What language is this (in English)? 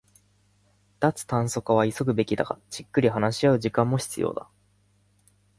Japanese